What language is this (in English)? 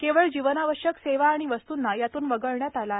Marathi